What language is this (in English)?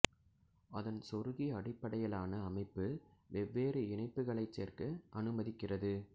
Tamil